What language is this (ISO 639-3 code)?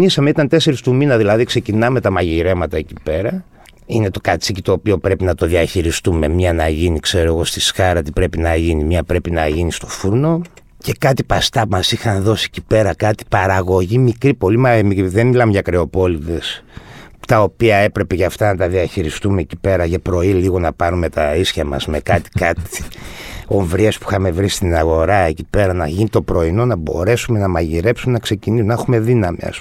ell